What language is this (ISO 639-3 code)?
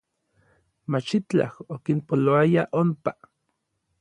nlv